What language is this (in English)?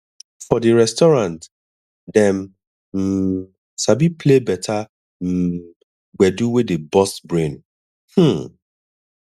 Nigerian Pidgin